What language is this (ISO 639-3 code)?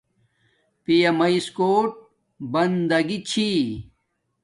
dmk